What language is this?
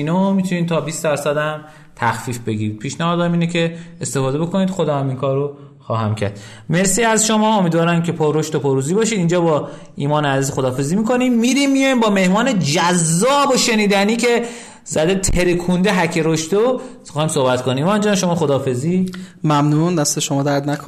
Persian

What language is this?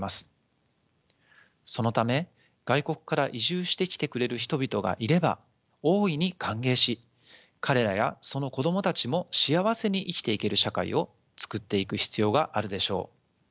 Japanese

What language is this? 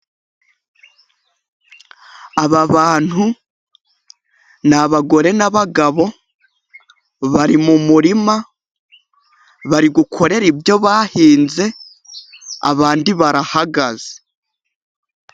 Kinyarwanda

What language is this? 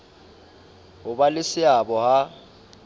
Southern Sotho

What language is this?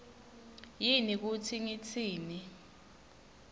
Swati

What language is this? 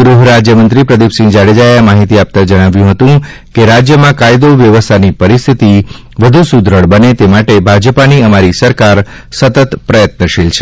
Gujarati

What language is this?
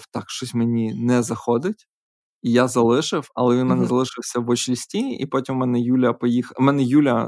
Ukrainian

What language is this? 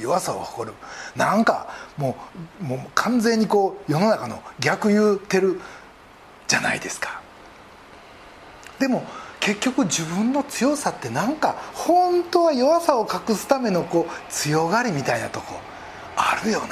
Japanese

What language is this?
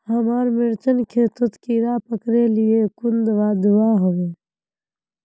Magahi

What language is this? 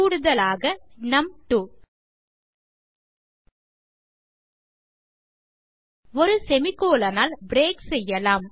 Tamil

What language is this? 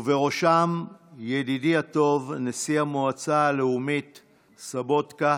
Hebrew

